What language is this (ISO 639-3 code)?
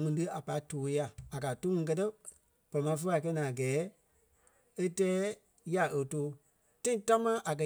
kpe